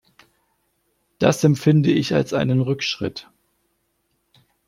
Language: German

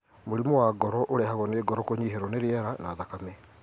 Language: Kikuyu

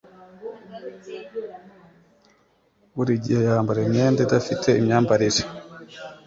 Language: Kinyarwanda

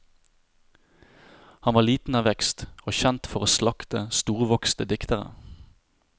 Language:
Norwegian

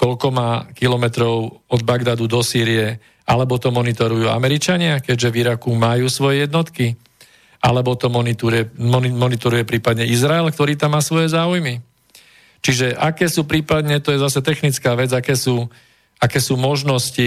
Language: Slovak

